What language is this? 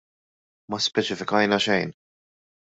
Maltese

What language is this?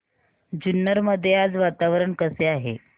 Marathi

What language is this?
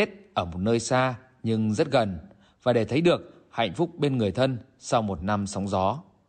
Vietnamese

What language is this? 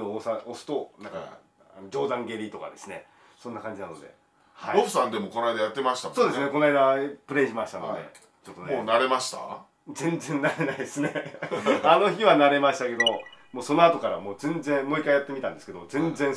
Japanese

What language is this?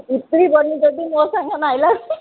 Odia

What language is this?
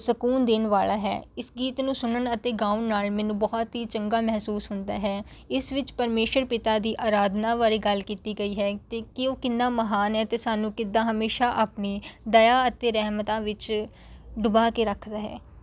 Punjabi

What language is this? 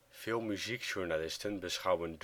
Dutch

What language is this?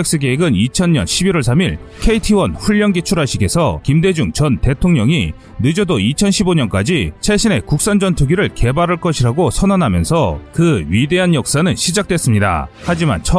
Korean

